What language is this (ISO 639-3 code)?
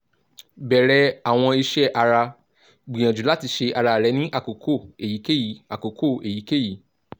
yor